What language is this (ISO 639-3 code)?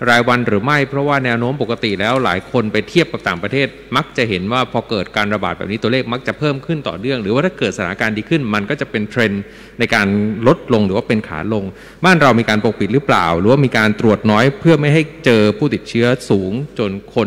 tha